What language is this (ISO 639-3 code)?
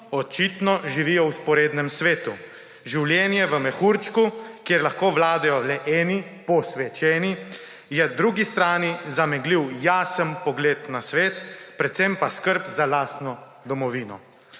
slv